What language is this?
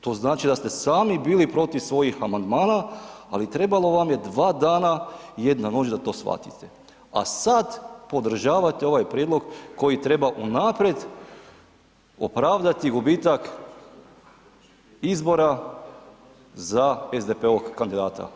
Croatian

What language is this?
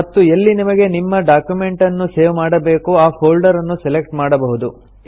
Kannada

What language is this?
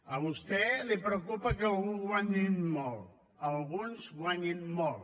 Catalan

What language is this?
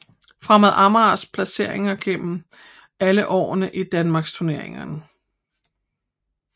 Danish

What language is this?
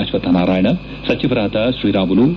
Kannada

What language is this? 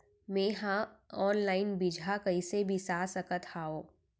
Chhattisgarhi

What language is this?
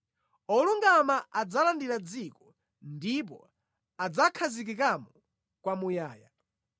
Nyanja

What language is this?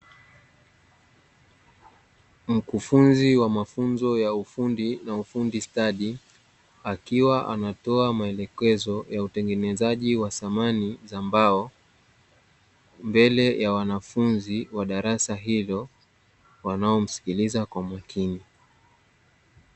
Swahili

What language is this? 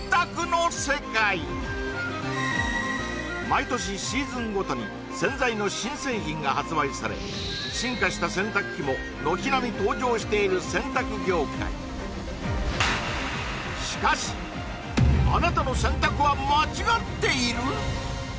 Japanese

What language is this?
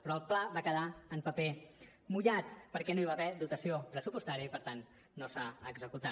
Catalan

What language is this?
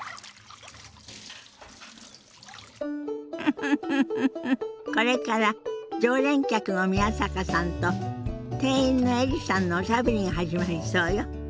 Japanese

